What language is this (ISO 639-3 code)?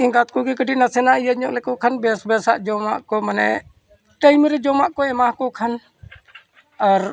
sat